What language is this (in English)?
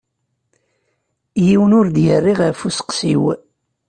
Kabyle